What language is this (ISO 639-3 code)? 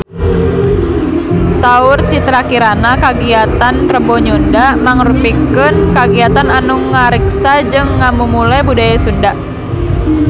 sun